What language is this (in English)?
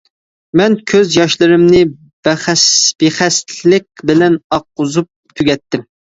Uyghur